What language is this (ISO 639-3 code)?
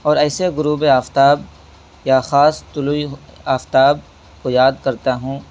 urd